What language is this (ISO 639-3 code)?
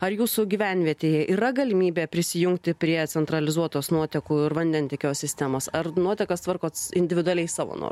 lit